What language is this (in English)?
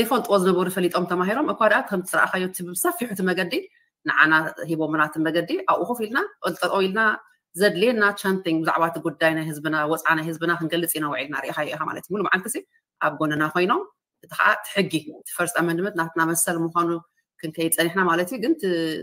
Arabic